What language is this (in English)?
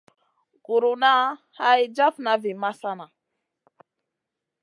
Masana